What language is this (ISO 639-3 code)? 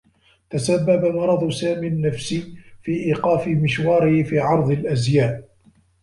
ara